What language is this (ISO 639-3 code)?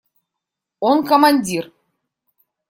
rus